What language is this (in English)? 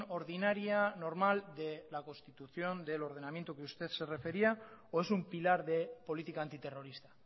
Spanish